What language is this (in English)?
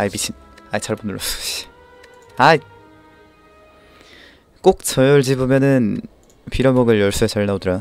Korean